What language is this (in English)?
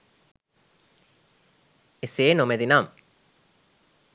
Sinhala